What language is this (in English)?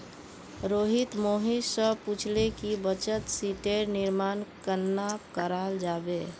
Magahi